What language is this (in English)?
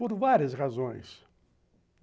Portuguese